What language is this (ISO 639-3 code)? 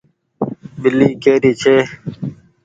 gig